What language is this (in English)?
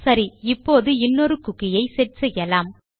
Tamil